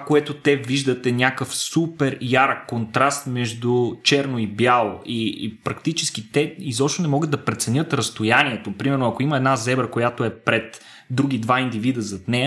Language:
Bulgarian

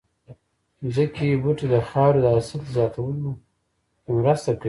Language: Pashto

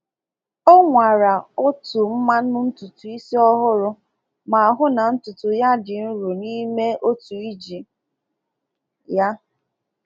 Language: Igbo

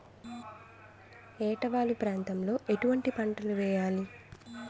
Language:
Telugu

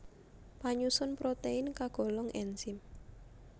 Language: Javanese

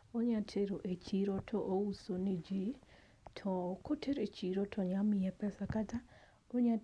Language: Luo (Kenya and Tanzania)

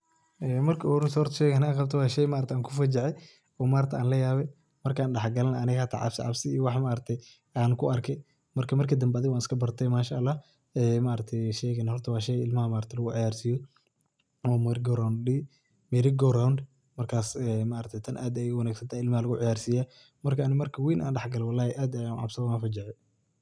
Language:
Somali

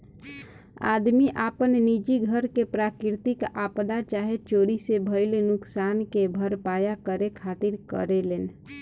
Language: Bhojpuri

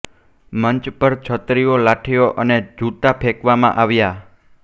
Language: Gujarati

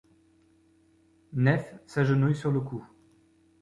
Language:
French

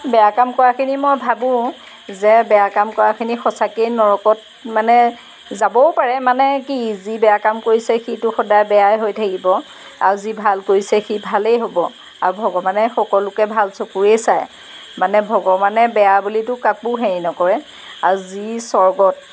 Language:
Assamese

